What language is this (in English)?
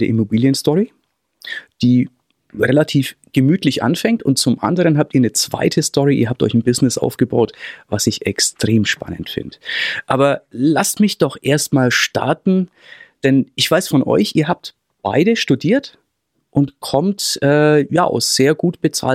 German